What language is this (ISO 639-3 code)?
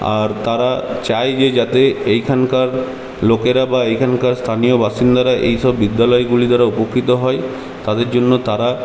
ben